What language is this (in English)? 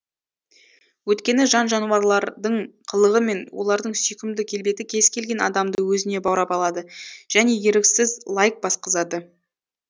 Kazakh